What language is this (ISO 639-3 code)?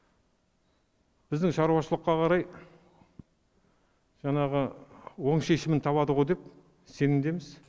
kaz